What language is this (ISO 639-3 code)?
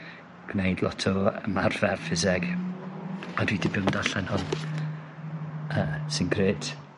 cym